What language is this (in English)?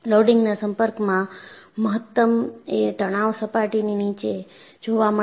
Gujarati